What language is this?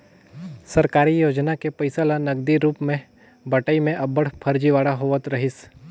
Chhattisgarhi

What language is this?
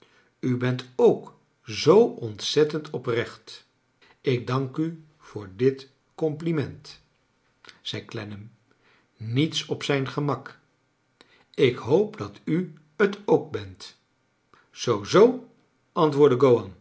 Dutch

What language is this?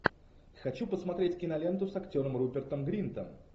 Russian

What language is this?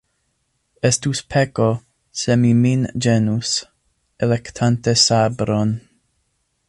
Esperanto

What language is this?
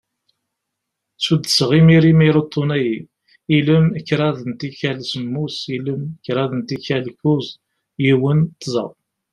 Kabyle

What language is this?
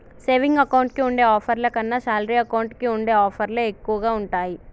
Telugu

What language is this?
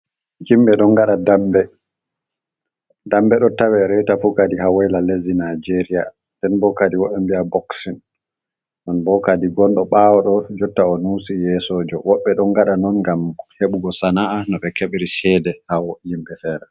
Fula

